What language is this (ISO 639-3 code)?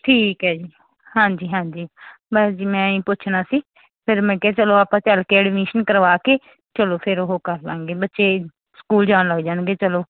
pan